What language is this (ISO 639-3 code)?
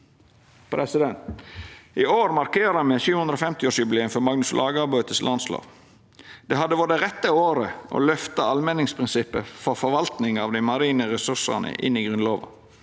nor